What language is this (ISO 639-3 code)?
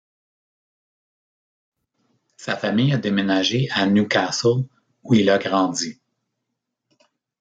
fra